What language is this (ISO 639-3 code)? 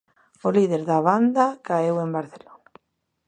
glg